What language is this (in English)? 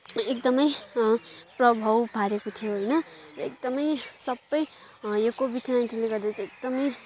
Nepali